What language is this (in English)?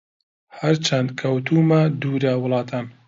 Central Kurdish